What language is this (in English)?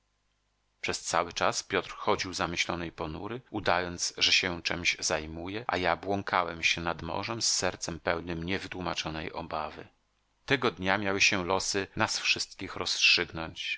Polish